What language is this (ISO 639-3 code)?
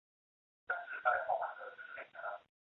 zho